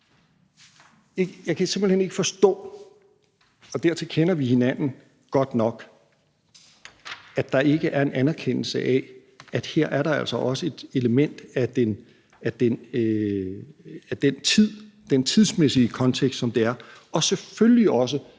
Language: Danish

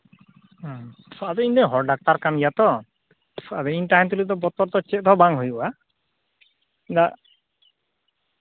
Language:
Santali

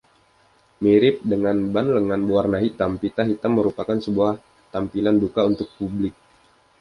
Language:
Indonesian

